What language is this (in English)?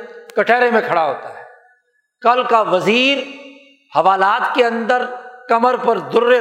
Urdu